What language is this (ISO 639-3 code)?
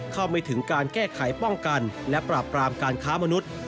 tha